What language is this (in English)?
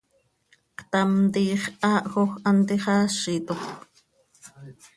Seri